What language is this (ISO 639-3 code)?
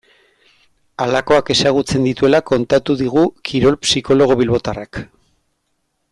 eus